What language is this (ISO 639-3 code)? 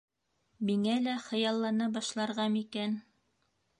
bak